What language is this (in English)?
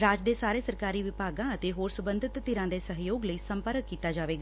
Punjabi